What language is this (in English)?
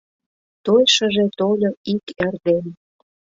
Mari